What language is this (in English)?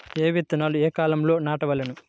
Telugu